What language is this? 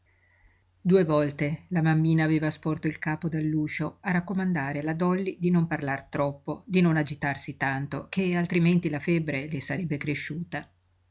Italian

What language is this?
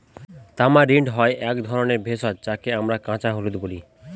Bangla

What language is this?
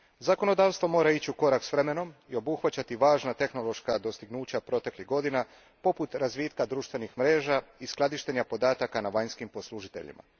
Croatian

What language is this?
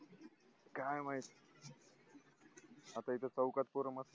Marathi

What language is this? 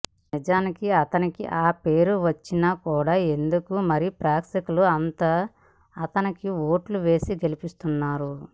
Telugu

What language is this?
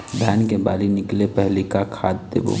Chhattisgarhi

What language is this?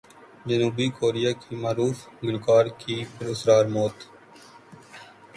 Urdu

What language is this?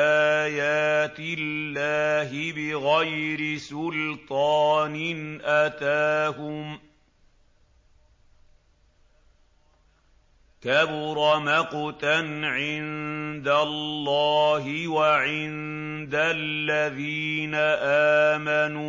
Arabic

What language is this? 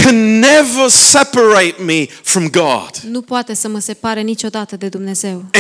Romanian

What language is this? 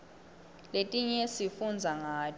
Swati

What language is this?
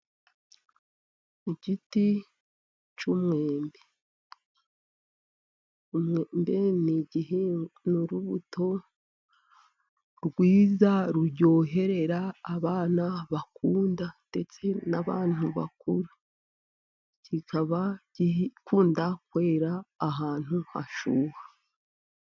Kinyarwanda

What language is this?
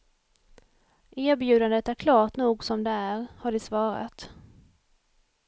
Swedish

